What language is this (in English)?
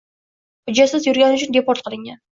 Uzbek